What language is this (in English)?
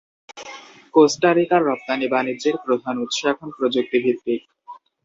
Bangla